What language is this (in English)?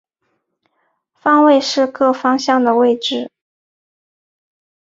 Chinese